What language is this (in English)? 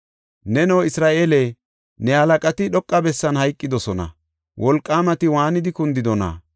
Gofa